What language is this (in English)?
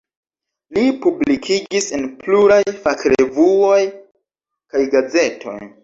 Esperanto